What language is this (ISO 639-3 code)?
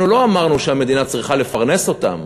heb